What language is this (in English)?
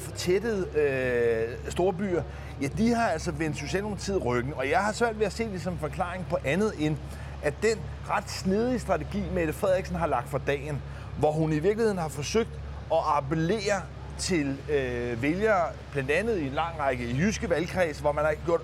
Danish